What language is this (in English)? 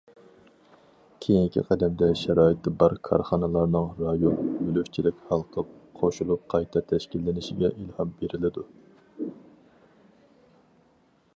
Uyghur